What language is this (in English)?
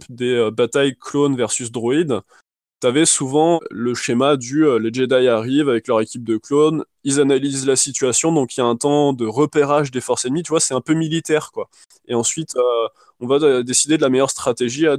French